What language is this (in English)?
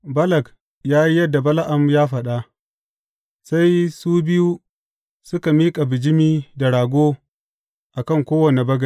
Hausa